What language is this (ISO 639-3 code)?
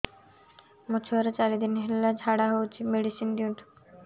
ori